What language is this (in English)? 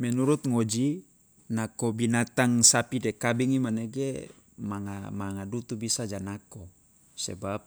Loloda